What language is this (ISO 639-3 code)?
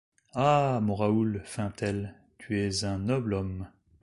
fra